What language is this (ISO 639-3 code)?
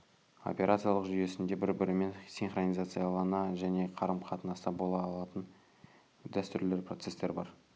kaz